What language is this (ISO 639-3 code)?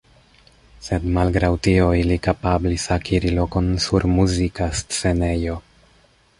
epo